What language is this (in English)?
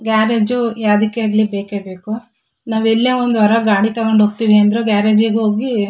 Kannada